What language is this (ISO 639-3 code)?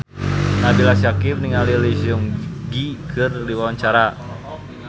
sun